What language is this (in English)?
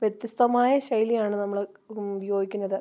Malayalam